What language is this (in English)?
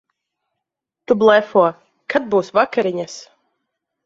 Latvian